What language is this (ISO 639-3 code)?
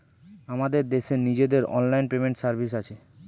ben